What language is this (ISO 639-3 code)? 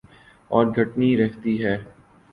urd